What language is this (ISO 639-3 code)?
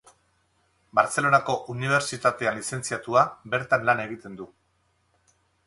eus